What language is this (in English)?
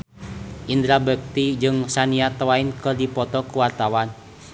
Sundanese